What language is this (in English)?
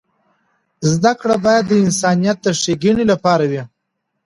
Pashto